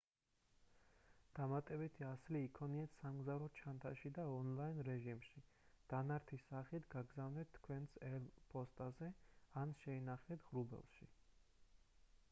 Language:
Georgian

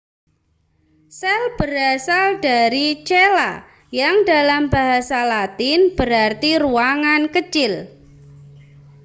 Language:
Indonesian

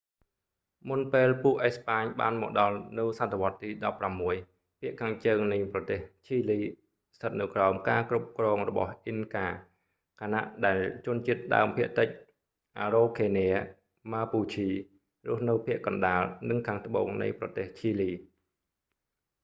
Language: Khmer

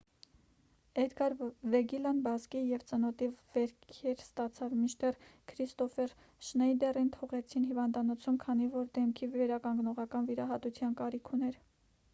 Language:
Armenian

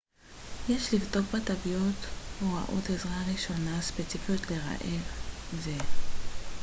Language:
Hebrew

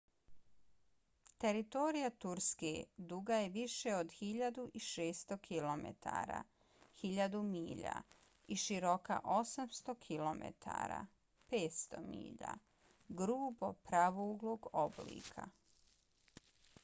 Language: Bosnian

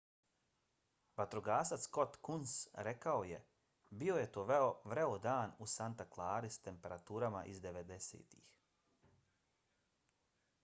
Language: Bosnian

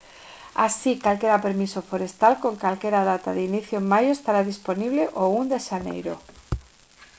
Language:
Galician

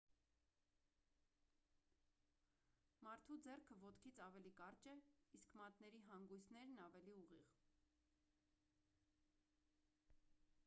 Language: Armenian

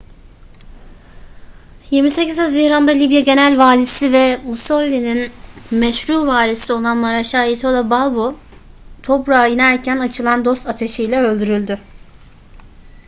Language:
Turkish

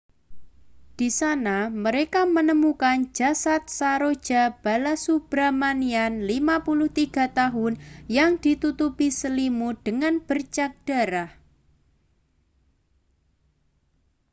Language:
Indonesian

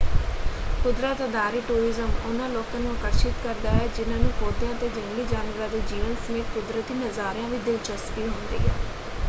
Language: Punjabi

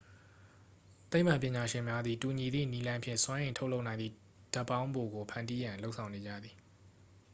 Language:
Burmese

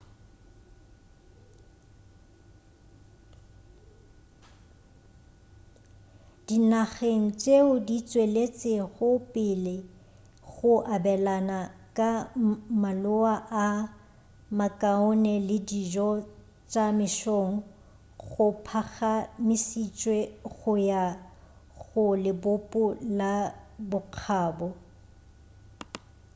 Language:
Northern Sotho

